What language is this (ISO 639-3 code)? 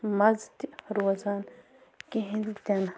kas